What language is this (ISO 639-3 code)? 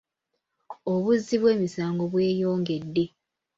lug